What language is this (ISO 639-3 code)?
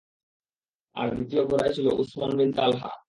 ben